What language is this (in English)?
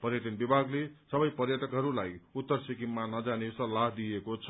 Nepali